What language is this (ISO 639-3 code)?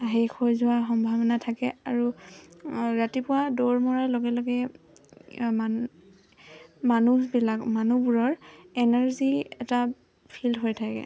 asm